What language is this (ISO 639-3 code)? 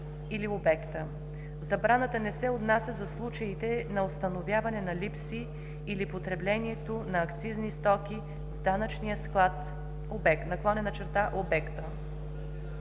bul